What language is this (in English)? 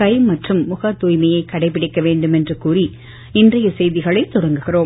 Tamil